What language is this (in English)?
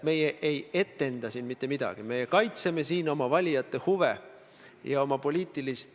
Estonian